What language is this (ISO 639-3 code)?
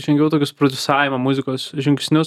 lit